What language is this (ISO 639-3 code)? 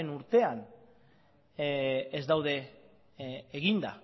eus